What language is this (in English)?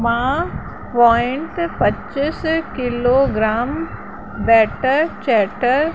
Sindhi